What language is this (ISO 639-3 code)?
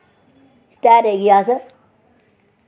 doi